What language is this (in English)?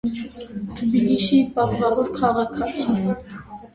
Armenian